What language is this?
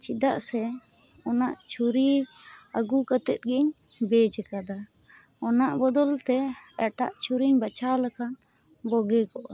Santali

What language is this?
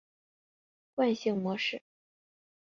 Chinese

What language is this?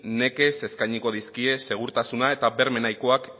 Basque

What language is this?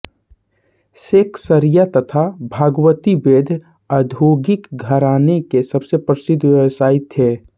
Hindi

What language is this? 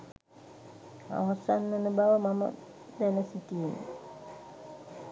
Sinhala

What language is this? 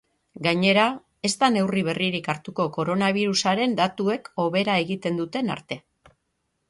Basque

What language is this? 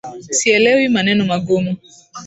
Swahili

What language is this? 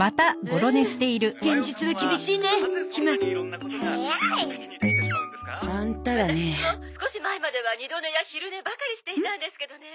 Japanese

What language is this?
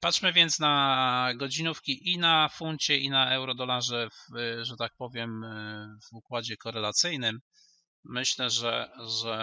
Polish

